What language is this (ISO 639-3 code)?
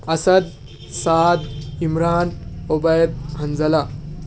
urd